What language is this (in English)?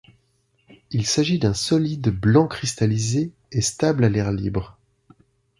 French